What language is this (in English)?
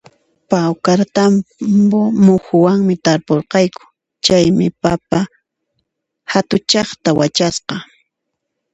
Puno Quechua